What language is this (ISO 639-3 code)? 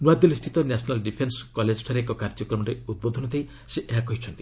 ori